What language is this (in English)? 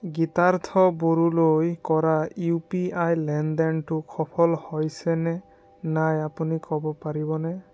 Assamese